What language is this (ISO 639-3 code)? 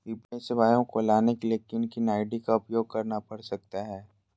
mag